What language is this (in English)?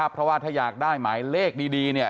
Thai